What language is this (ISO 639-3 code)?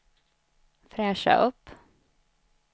swe